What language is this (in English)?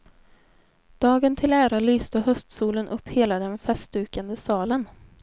Swedish